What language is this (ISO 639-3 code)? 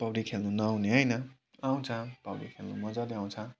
nep